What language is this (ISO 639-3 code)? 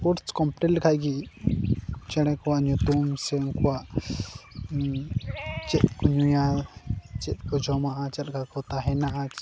sat